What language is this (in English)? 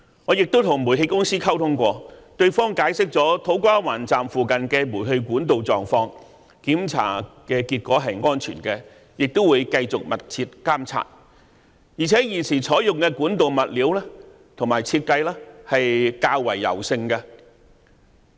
Cantonese